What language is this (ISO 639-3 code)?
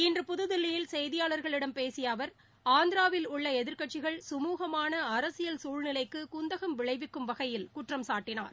tam